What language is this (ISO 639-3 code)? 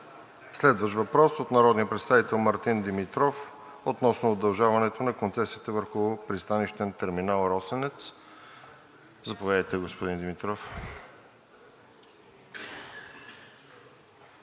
bul